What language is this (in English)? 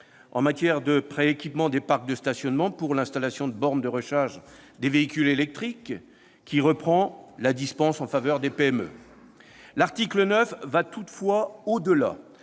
French